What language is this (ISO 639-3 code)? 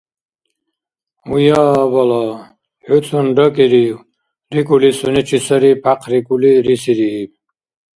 dar